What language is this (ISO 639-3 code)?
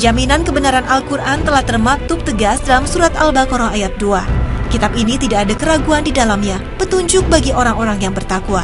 ind